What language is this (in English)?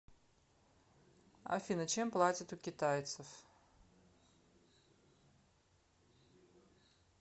Russian